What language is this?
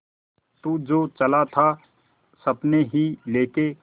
Hindi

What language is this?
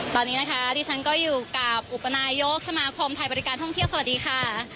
Thai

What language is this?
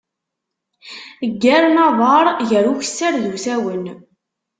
Kabyle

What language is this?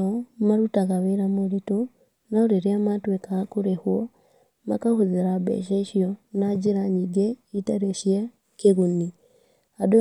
Kikuyu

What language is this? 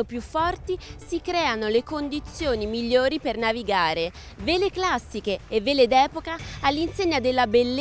Italian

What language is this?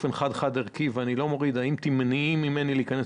Hebrew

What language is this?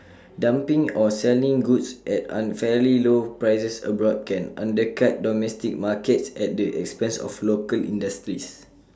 English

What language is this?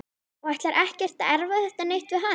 Icelandic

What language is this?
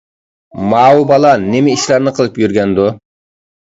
Uyghur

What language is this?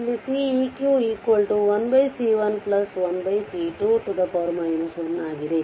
Kannada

